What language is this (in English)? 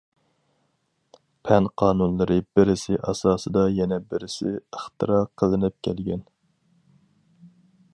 Uyghur